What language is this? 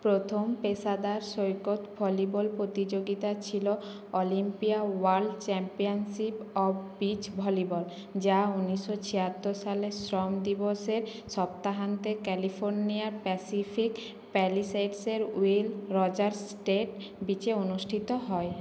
Bangla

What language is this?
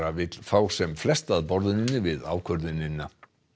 Icelandic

